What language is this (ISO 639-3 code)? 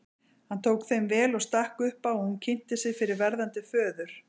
isl